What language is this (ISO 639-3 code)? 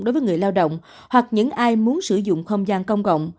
vie